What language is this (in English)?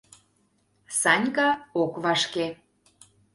Mari